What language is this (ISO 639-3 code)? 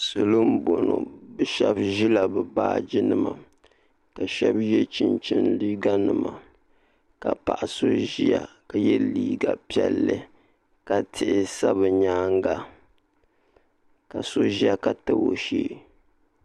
dag